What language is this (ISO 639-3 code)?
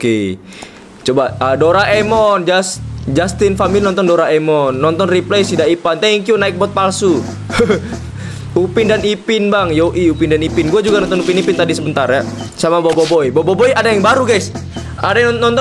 ind